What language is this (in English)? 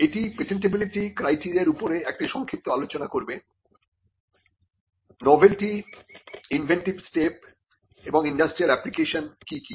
Bangla